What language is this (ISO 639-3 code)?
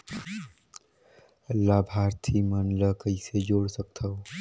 hne